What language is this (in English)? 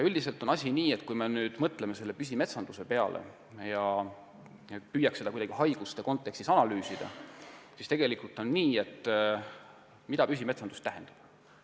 Estonian